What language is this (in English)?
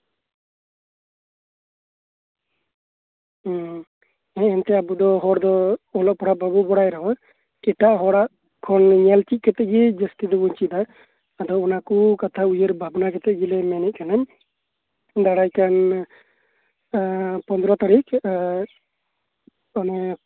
Santali